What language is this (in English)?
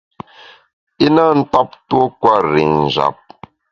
Bamun